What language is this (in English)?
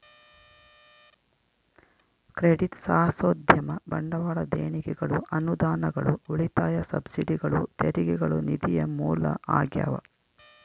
Kannada